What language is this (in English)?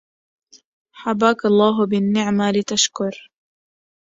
Arabic